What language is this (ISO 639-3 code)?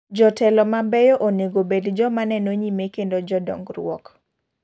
luo